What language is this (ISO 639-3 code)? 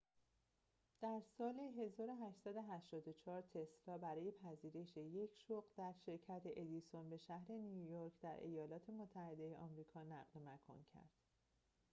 fas